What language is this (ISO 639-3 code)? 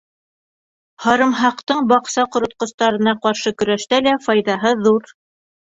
bak